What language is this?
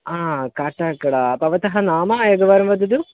Sanskrit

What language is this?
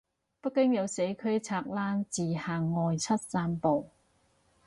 Cantonese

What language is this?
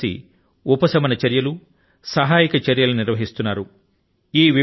Telugu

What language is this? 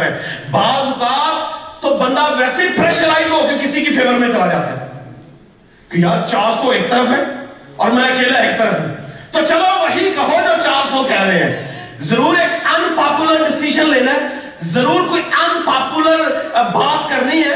Urdu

